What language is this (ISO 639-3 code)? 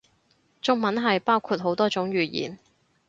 yue